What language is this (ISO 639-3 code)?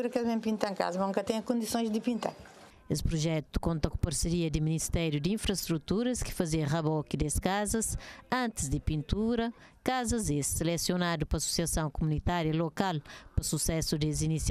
por